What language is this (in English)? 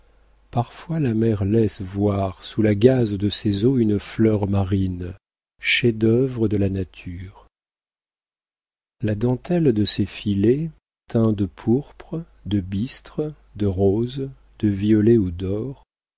French